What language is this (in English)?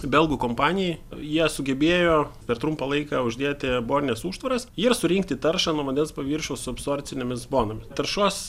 Lithuanian